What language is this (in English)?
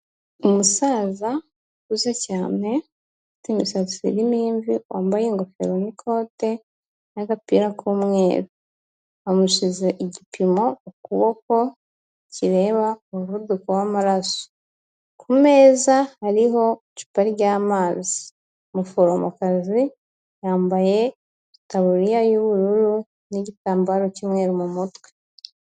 Kinyarwanda